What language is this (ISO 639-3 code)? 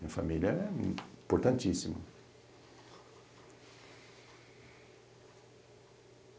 por